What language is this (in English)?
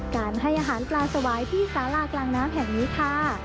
Thai